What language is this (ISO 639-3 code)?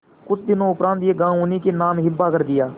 hin